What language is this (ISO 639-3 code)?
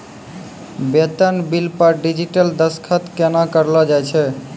mai